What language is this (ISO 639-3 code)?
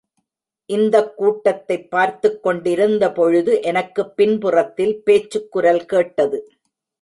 tam